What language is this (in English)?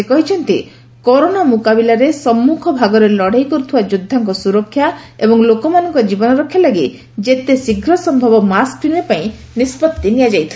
Odia